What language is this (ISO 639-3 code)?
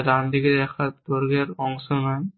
ben